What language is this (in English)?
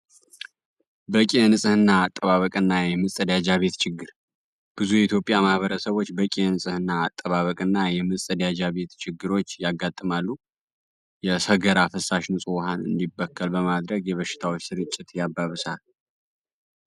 Amharic